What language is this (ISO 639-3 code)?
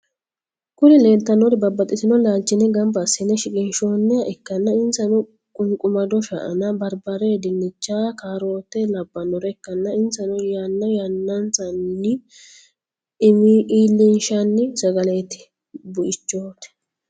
sid